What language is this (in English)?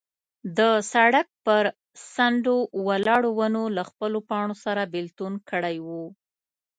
Pashto